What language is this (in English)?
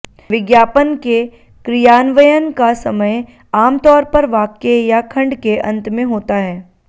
Hindi